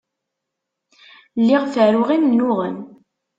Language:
Kabyle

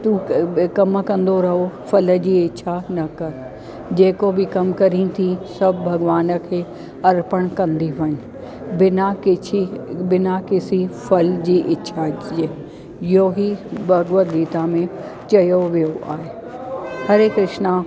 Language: Sindhi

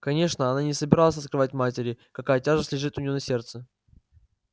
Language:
Russian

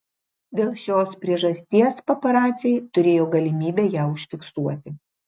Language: Lithuanian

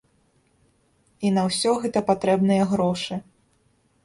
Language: Belarusian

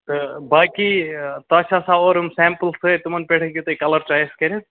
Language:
Kashmiri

